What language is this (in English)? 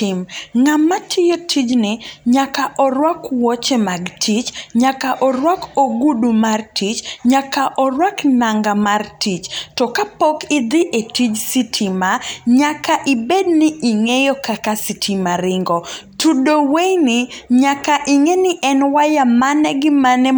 Luo (Kenya and Tanzania)